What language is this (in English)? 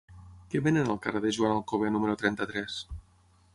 Catalan